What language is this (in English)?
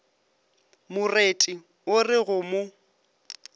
Northern Sotho